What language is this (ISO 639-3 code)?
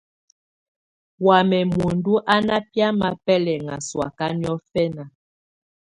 tvu